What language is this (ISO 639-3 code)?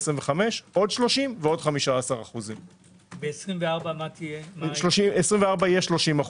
heb